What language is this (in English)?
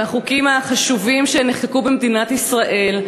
Hebrew